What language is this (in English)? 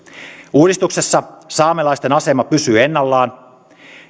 Finnish